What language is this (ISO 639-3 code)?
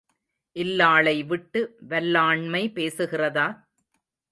tam